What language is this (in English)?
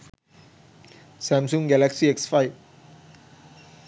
Sinhala